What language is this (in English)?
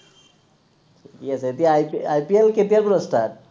Assamese